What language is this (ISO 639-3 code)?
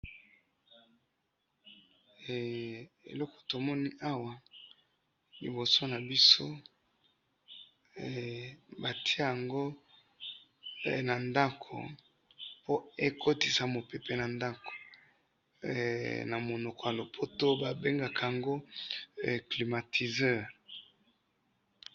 lin